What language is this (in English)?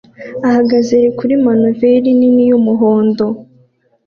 Kinyarwanda